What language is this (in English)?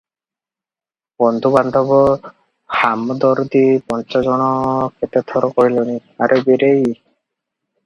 Odia